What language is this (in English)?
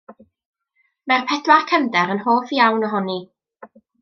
Welsh